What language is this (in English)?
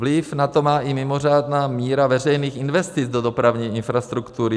Czech